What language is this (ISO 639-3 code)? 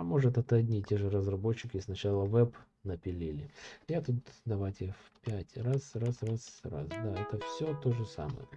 rus